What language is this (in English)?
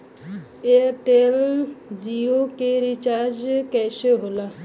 Bhojpuri